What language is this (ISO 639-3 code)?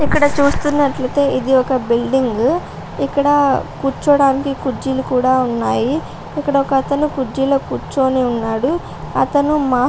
tel